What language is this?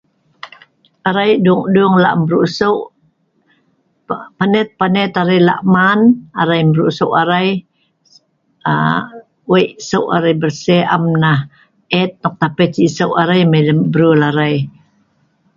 Sa'ban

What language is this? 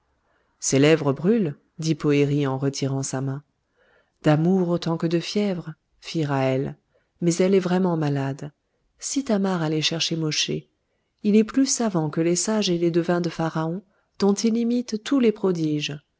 French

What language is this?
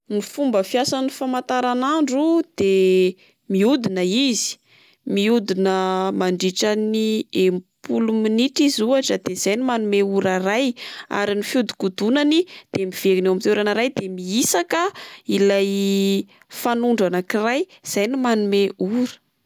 Malagasy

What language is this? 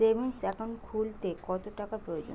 Bangla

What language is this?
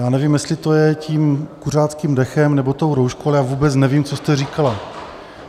Czech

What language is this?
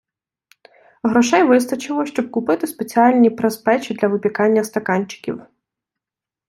Ukrainian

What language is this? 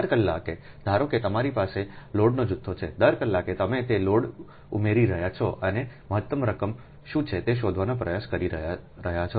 Gujarati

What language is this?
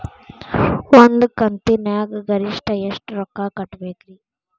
Kannada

